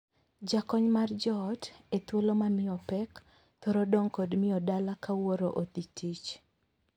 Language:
Luo (Kenya and Tanzania)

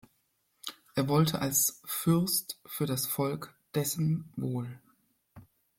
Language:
German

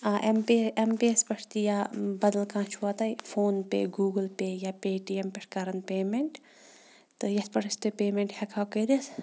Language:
Kashmiri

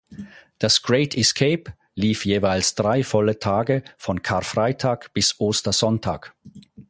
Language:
German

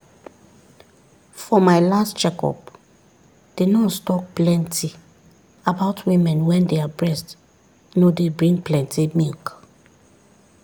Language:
Nigerian Pidgin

